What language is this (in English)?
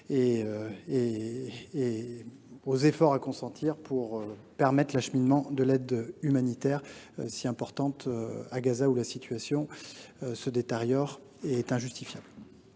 French